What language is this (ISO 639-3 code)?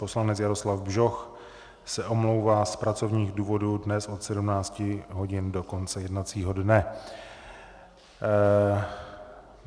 ces